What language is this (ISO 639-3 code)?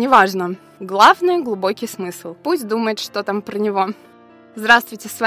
rus